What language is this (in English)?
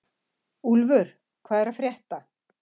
Icelandic